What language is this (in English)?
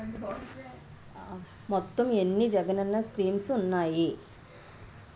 Telugu